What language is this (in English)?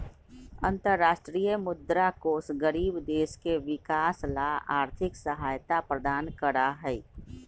Magahi